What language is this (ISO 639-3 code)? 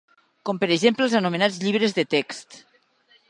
cat